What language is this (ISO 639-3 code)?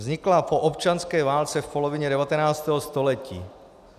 ces